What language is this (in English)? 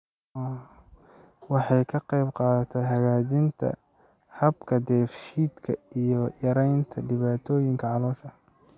Somali